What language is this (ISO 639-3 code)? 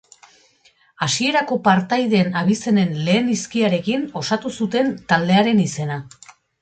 eus